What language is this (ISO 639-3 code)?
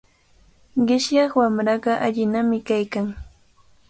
qvl